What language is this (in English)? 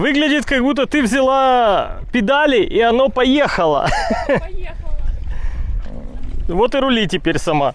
Russian